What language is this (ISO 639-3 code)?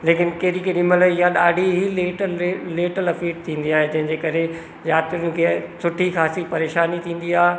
snd